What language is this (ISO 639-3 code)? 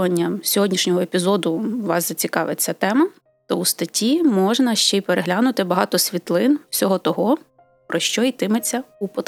ukr